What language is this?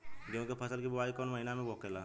Bhojpuri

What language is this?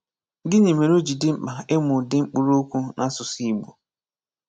Igbo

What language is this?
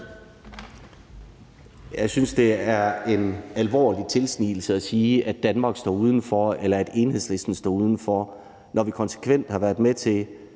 Danish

